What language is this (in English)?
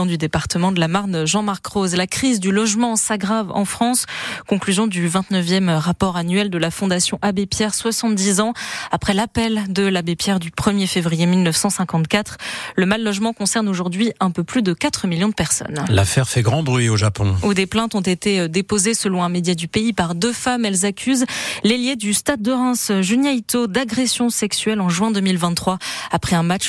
French